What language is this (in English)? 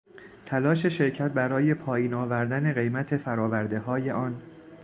Persian